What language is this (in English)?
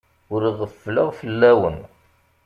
Kabyle